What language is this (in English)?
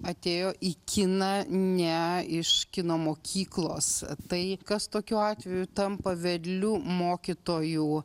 Lithuanian